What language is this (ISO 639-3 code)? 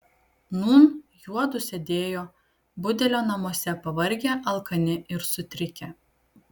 lit